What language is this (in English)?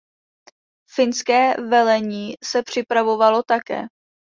Czech